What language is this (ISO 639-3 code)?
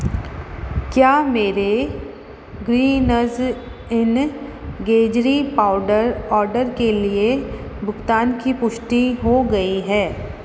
hin